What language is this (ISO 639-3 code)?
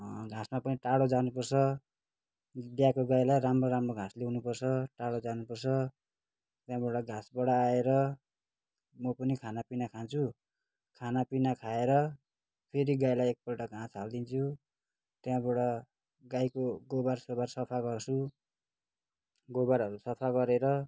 nep